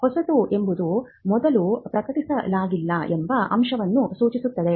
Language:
Kannada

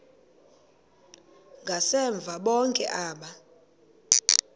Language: Xhosa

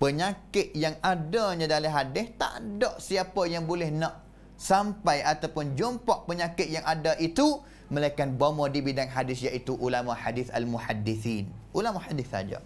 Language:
Malay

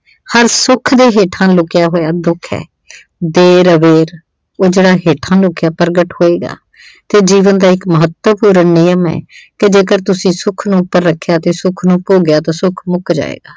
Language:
Punjabi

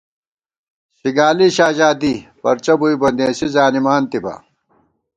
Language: Gawar-Bati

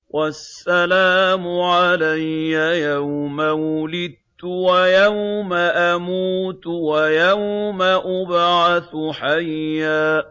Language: Arabic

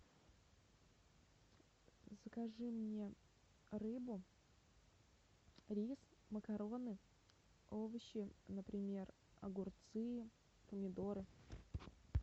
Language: Russian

